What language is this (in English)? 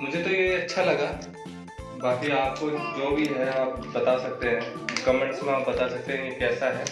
Hindi